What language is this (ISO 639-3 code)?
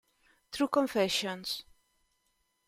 ita